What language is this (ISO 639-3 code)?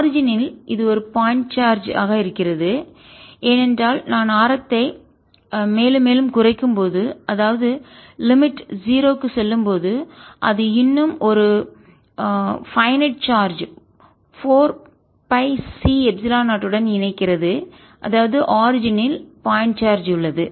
tam